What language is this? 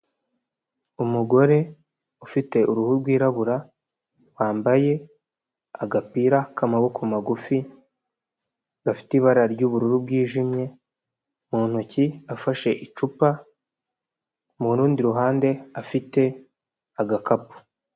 Kinyarwanda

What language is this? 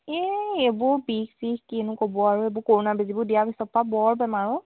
Assamese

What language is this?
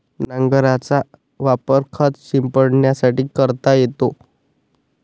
Marathi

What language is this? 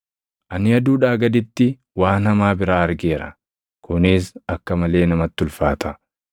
Oromo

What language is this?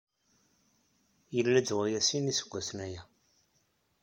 Kabyle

